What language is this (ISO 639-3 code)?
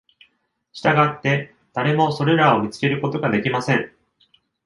jpn